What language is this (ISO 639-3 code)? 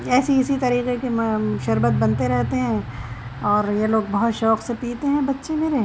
urd